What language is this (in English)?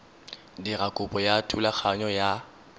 Tswana